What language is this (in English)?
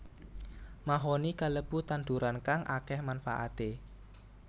Javanese